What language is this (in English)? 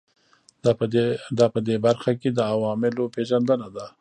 Pashto